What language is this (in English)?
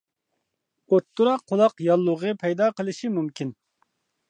Uyghur